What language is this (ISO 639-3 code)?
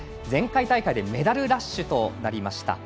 jpn